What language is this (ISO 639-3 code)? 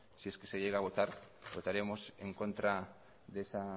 spa